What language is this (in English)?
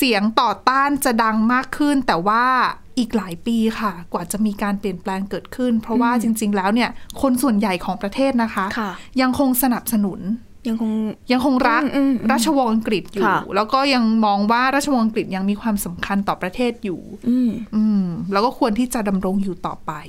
Thai